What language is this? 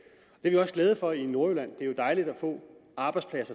Danish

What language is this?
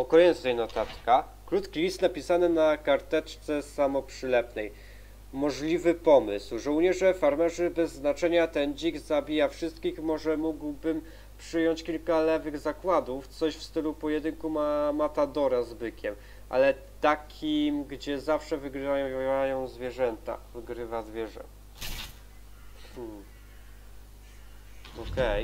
Polish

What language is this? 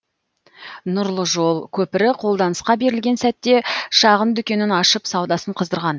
Kazakh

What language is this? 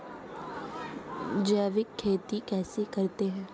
Hindi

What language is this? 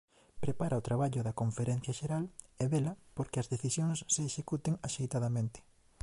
Galician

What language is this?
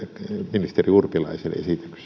Finnish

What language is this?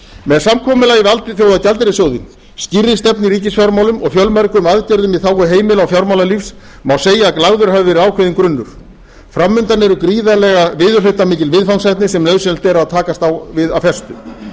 Icelandic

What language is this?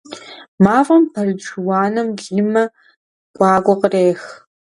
Kabardian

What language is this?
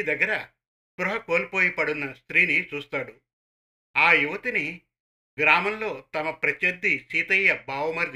Telugu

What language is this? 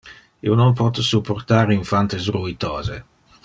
Interlingua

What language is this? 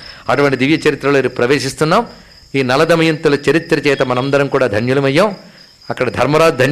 Telugu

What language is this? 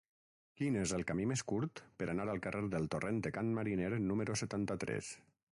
Catalan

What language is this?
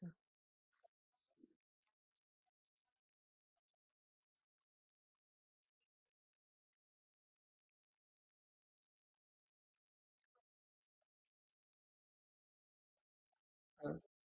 Marathi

